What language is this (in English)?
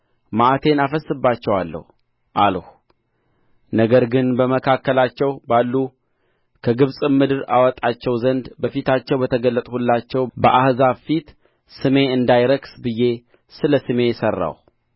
Amharic